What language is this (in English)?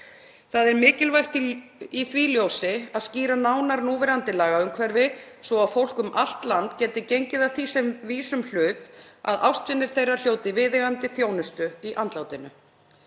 Icelandic